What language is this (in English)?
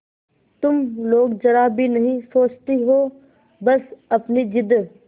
Hindi